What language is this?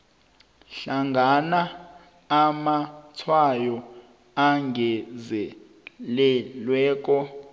South Ndebele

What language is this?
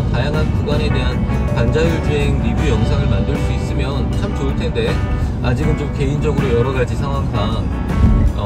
Korean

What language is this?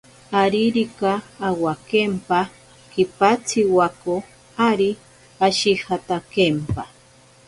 Ashéninka Perené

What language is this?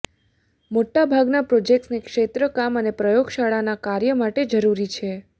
Gujarati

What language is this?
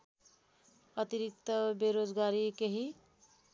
Nepali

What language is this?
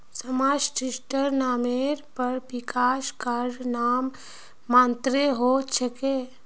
Magahi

